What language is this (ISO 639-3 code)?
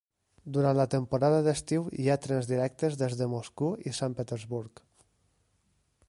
cat